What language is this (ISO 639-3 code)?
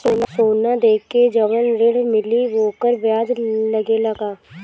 bho